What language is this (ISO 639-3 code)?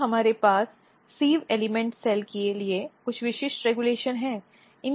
hin